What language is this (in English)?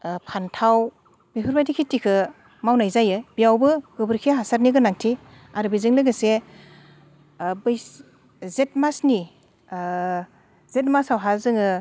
Bodo